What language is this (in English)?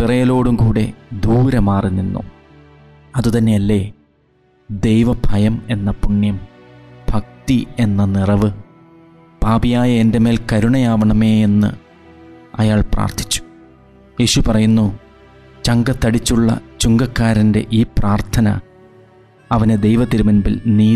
Malayalam